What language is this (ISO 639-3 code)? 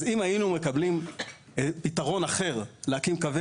heb